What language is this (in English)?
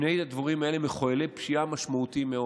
Hebrew